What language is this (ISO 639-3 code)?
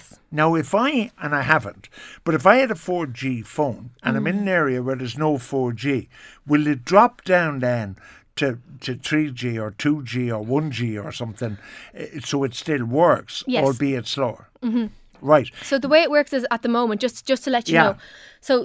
eng